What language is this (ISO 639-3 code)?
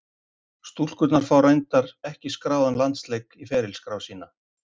isl